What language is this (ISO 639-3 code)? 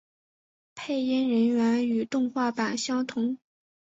zho